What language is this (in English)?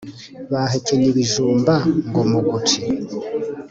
Kinyarwanda